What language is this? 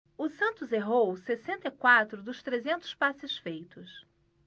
Portuguese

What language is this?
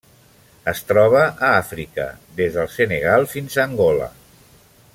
Catalan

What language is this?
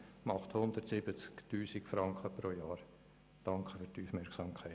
Swiss German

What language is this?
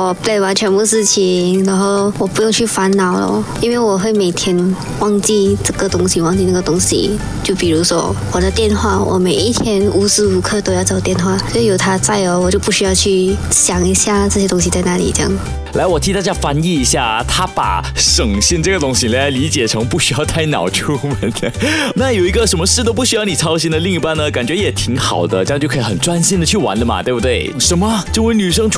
Chinese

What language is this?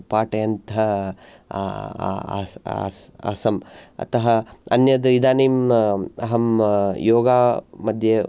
Sanskrit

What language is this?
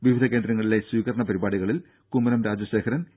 Malayalam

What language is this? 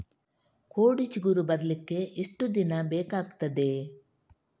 Kannada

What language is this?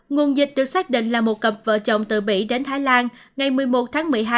Vietnamese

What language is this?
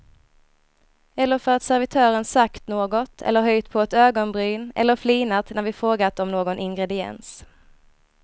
Swedish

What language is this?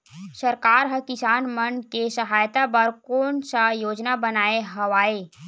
Chhattisgarhi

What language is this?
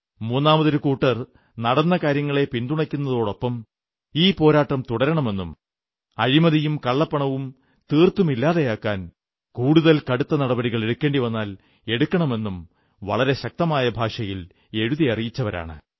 Malayalam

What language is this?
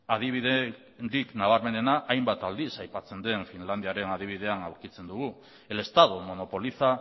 Basque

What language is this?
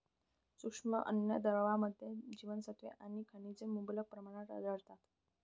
Marathi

